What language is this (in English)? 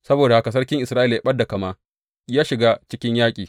Hausa